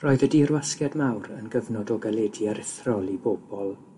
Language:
Welsh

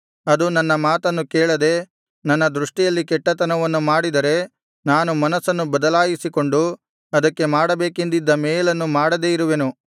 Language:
Kannada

